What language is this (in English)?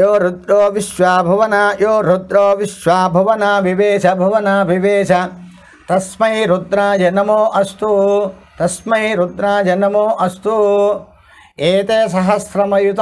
Korean